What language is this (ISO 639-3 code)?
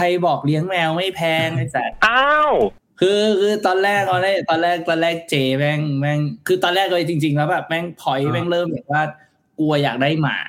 tha